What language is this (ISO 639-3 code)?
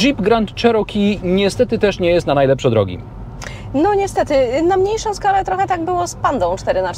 pol